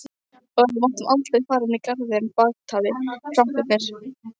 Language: Icelandic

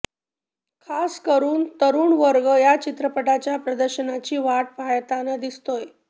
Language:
Marathi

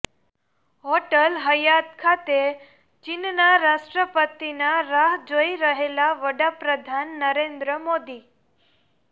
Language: Gujarati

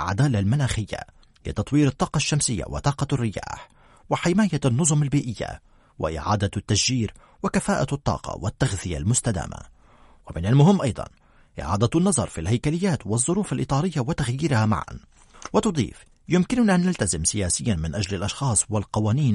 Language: Arabic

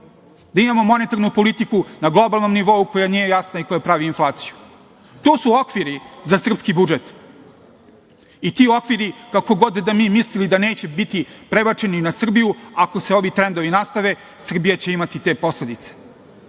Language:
Serbian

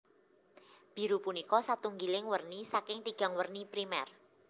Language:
Javanese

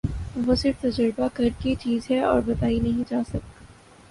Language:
Urdu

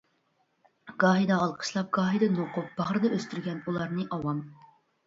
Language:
Uyghur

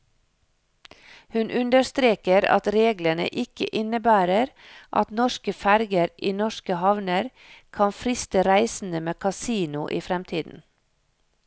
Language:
Norwegian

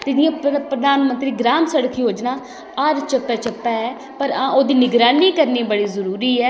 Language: Dogri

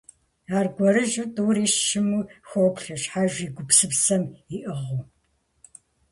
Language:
Kabardian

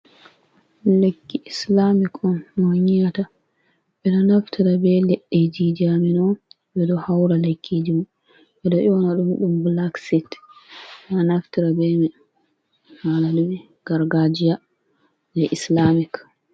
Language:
Fula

